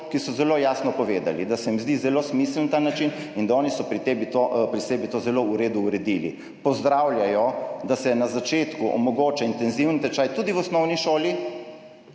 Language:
Slovenian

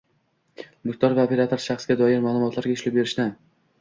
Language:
Uzbek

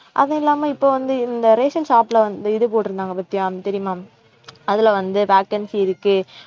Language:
Tamil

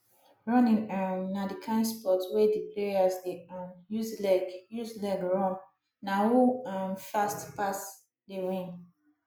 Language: Nigerian Pidgin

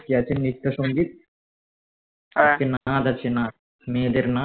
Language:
Bangla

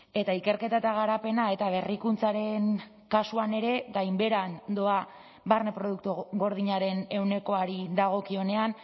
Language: Basque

